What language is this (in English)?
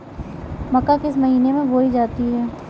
Hindi